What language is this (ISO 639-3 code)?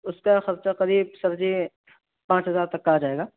urd